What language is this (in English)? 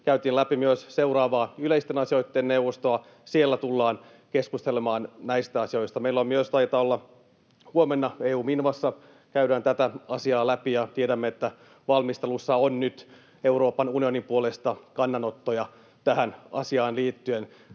Finnish